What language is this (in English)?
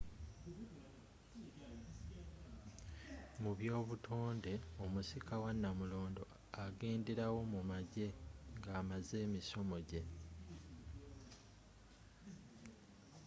Ganda